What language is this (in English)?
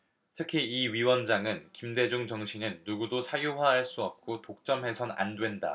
Korean